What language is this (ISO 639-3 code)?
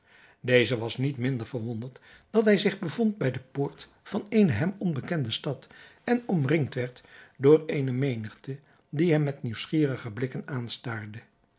nld